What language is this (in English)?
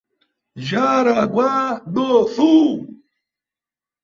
Portuguese